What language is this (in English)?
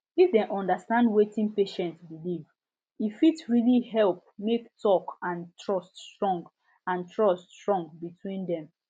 Nigerian Pidgin